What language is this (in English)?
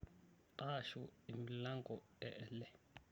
Masai